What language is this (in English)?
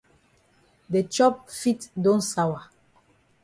Cameroon Pidgin